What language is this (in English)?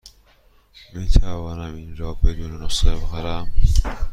Persian